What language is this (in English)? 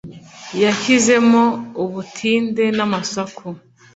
Kinyarwanda